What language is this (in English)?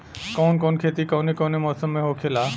Bhojpuri